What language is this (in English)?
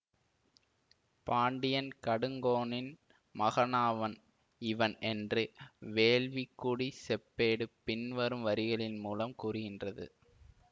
Tamil